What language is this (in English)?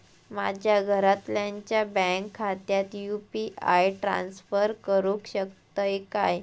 Marathi